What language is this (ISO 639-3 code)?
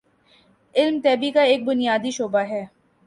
urd